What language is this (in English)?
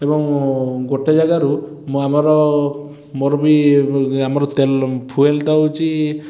Odia